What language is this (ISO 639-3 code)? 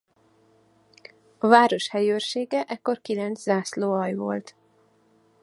hun